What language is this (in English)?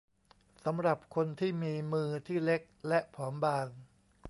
Thai